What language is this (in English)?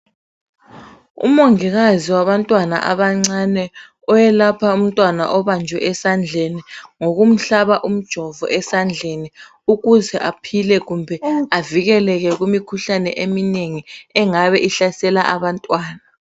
North Ndebele